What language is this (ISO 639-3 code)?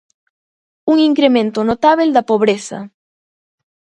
glg